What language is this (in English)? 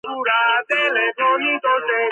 Georgian